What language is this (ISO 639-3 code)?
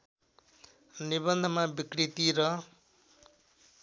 nep